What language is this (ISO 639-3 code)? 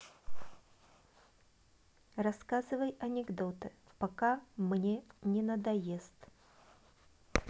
rus